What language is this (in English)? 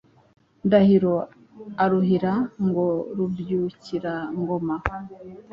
Kinyarwanda